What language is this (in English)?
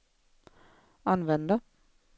Swedish